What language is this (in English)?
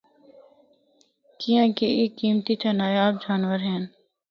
Northern Hindko